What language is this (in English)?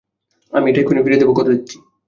Bangla